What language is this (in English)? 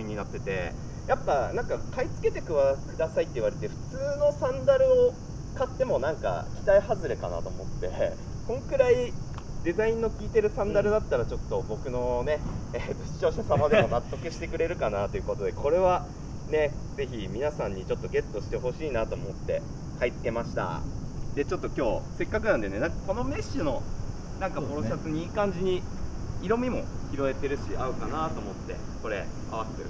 Japanese